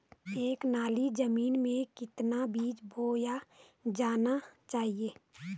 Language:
Hindi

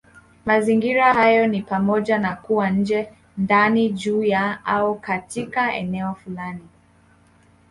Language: Swahili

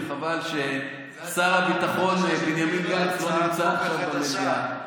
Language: Hebrew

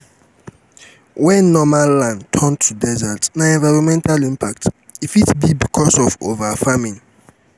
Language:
Nigerian Pidgin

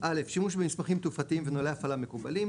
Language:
Hebrew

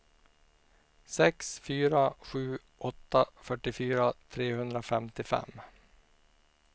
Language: Swedish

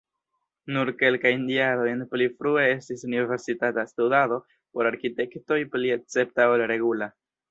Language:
Esperanto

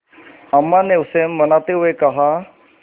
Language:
Hindi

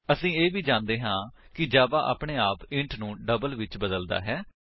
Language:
Punjabi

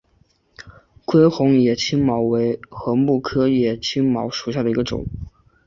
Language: Chinese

